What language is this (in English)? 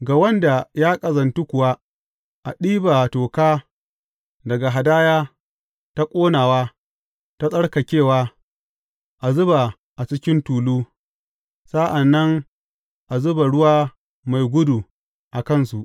Hausa